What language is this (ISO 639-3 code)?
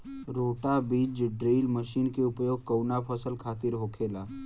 bho